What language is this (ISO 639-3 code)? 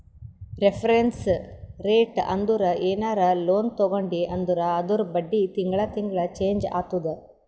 kan